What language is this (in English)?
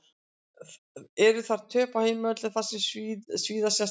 Icelandic